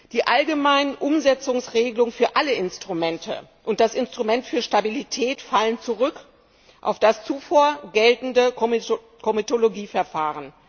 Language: German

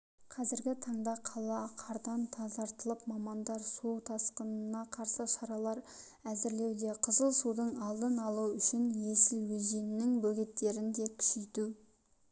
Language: Kazakh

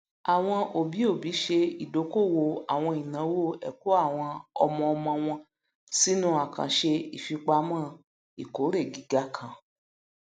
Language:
Yoruba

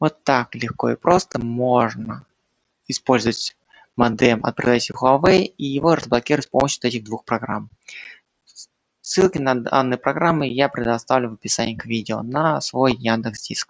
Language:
Russian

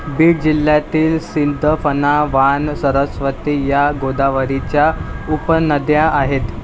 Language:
Marathi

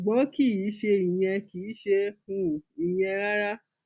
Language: Yoruba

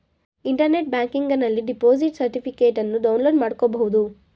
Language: Kannada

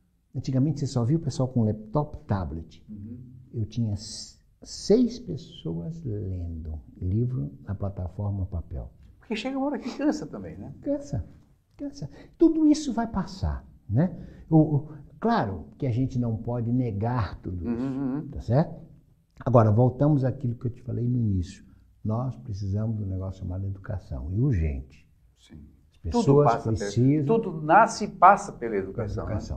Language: Portuguese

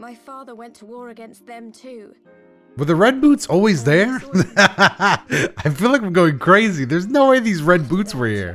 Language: English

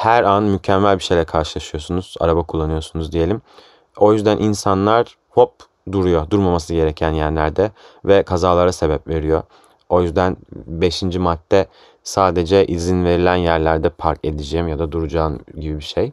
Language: Turkish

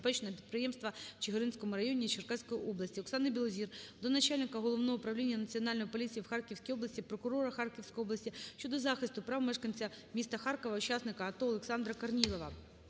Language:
Ukrainian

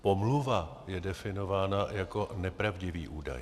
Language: Czech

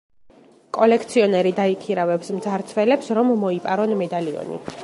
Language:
Georgian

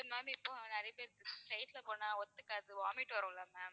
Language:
Tamil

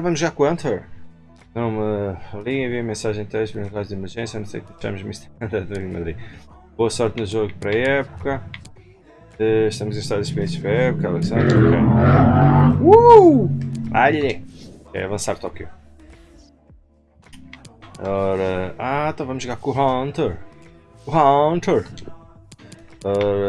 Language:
Portuguese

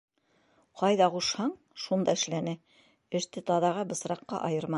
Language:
Bashkir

